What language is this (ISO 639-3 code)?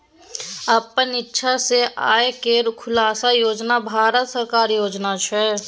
mai